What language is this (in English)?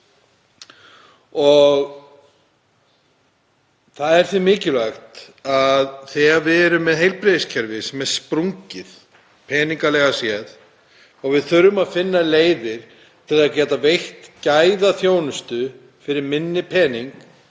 Icelandic